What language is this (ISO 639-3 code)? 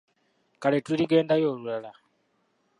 lug